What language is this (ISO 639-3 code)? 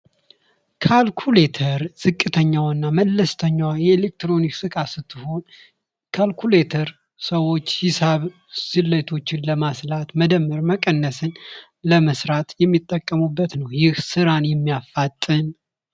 amh